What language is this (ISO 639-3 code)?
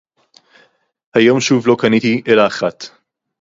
heb